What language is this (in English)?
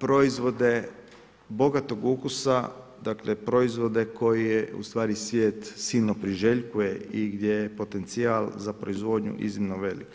Croatian